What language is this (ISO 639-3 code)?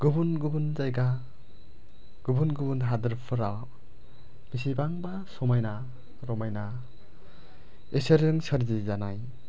brx